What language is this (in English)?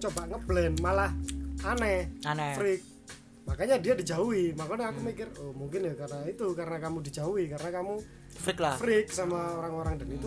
Indonesian